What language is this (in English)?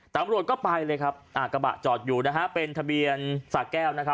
Thai